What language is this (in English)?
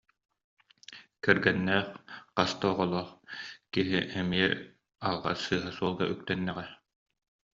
Yakut